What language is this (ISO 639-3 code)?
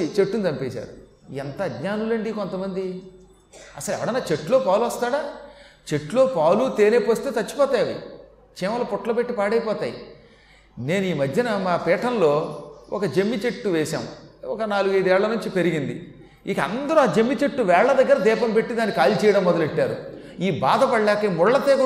tel